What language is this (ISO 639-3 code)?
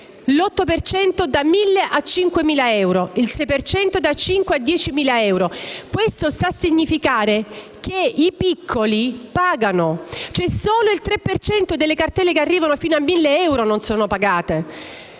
ita